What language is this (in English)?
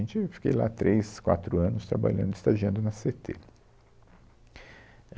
Portuguese